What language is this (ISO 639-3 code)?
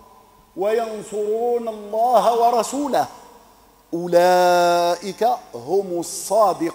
ara